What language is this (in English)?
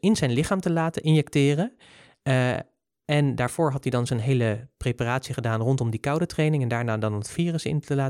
Dutch